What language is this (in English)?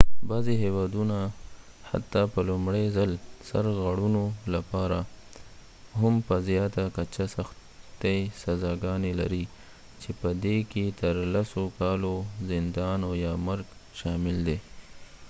Pashto